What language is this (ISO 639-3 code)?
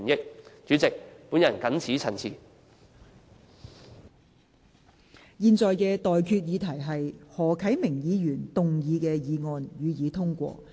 yue